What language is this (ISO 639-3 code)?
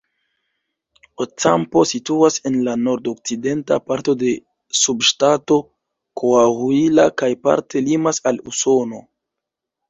epo